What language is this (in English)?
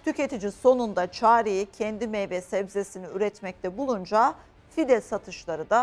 Turkish